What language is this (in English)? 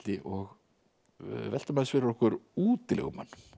Icelandic